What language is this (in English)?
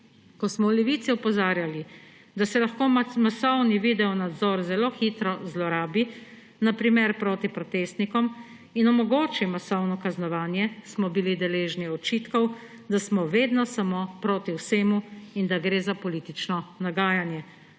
Slovenian